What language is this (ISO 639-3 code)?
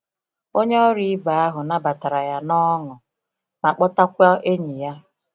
ibo